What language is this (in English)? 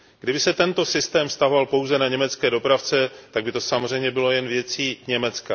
Czech